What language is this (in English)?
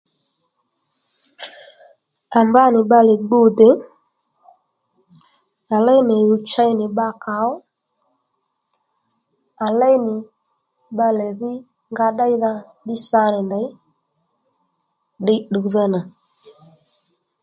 Lendu